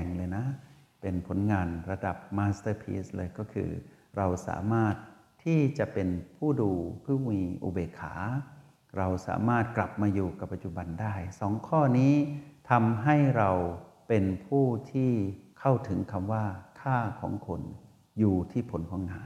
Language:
Thai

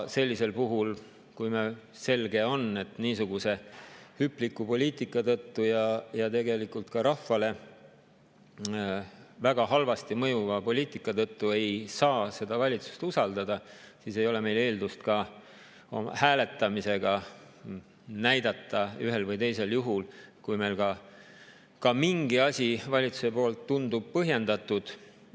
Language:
Estonian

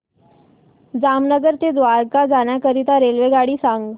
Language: Marathi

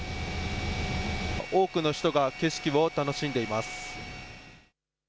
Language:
Japanese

